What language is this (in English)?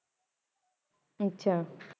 Punjabi